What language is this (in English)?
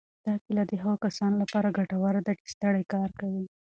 Pashto